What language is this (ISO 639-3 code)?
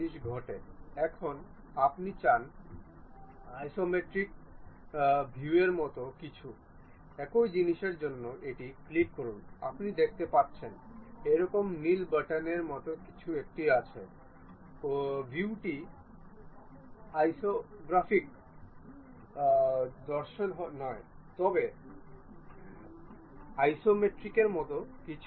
ben